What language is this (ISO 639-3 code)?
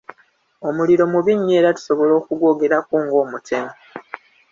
lug